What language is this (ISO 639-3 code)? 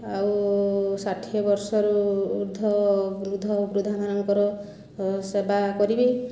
ori